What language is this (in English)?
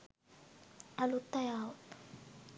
Sinhala